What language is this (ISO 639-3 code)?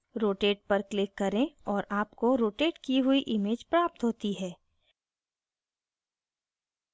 hin